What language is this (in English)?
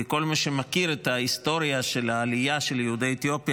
Hebrew